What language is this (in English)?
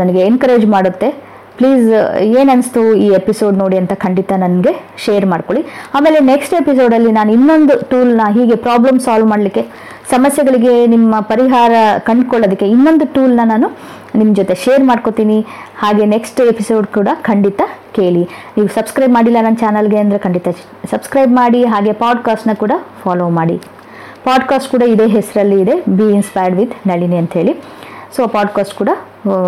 Kannada